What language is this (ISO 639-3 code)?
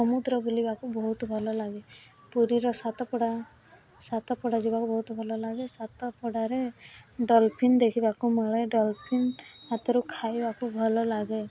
ori